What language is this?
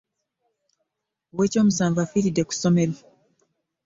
Ganda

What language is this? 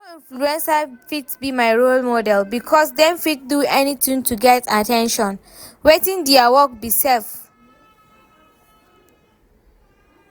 Nigerian Pidgin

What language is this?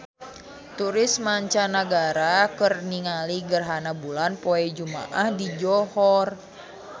Sundanese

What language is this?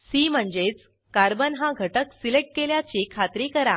Marathi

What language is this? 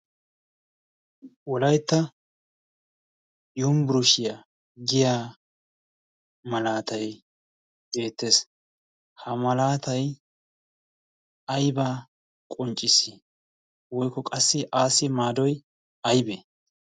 Wolaytta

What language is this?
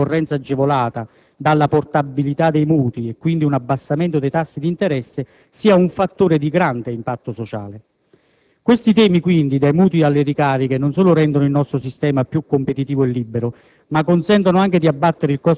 Italian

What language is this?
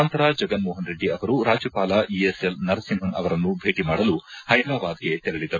Kannada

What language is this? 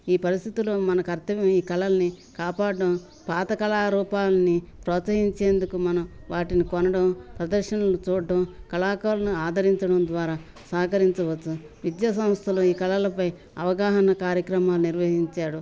Telugu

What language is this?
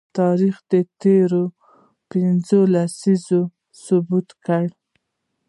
Pashto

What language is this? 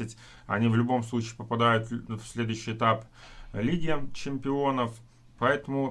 Russian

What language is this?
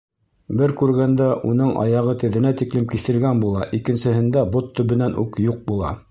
Bashkir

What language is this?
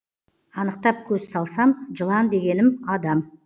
Kazakh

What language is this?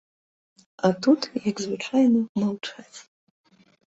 Belarusian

